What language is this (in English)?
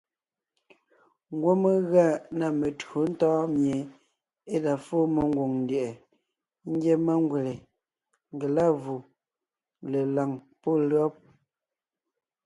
Ngiemboon